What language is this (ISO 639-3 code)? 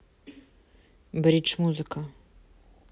rus